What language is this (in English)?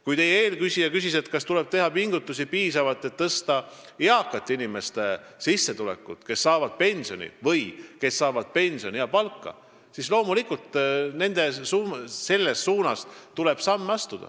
Estonian